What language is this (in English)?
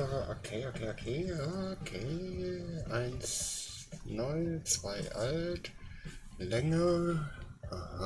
German